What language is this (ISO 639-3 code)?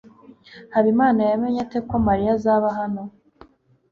kin